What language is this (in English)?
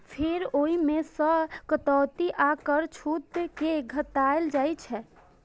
Maithili